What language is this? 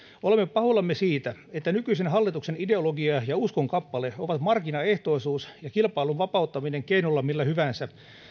Finnish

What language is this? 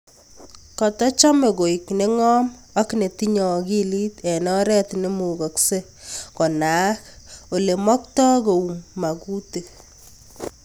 Kalenjin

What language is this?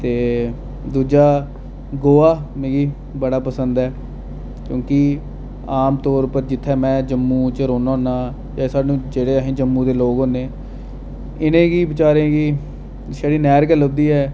Dogri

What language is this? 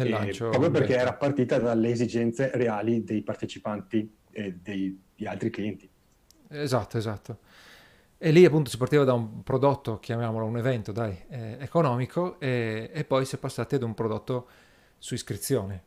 Italian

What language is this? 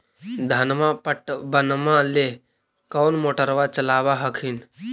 Magahi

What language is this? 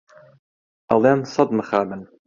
Central Kurdish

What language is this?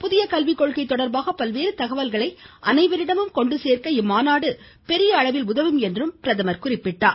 Tamil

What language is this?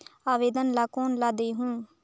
Chhattisgarhi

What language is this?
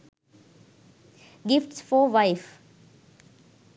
Sinhala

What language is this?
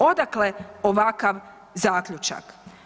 Croatian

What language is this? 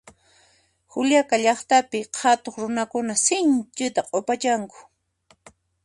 Puno Quechua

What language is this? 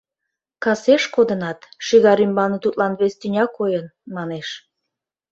Mari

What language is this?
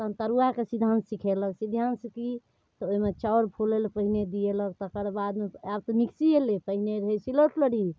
Maithili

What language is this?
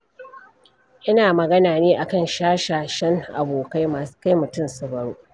Hausa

